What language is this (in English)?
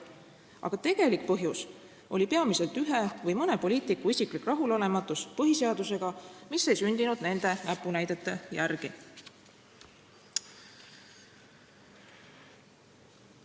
Estonian